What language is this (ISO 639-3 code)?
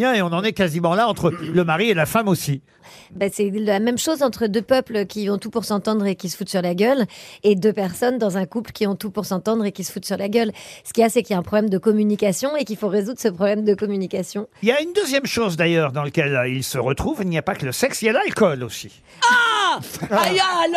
fra